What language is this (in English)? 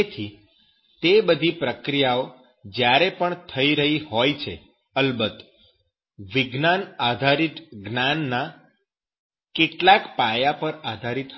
Gujarati